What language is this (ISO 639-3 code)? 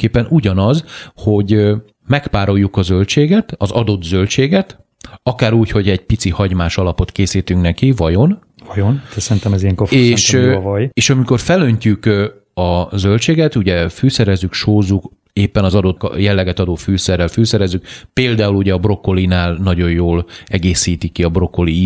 hun